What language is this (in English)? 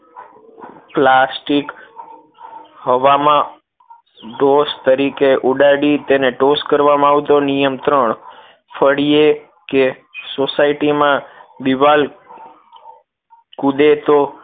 Gujarati